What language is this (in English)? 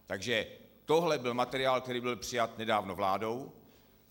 Czech